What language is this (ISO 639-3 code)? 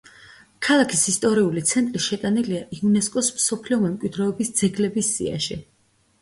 kat